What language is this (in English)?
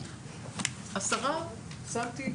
Hebrew